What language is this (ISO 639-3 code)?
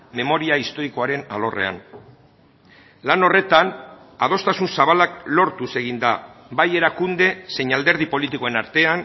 eus